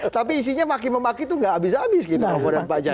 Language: Indonesian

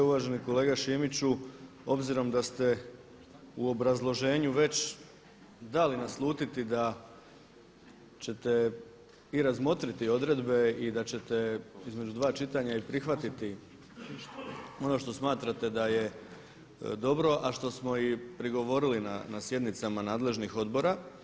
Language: Croatian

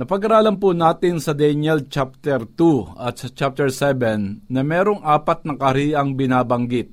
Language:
Filipino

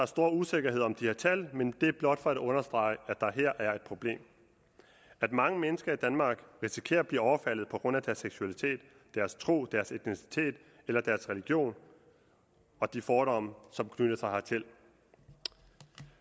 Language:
Danish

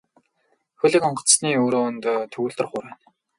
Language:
Mongolian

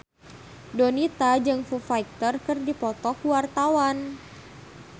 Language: Sundanese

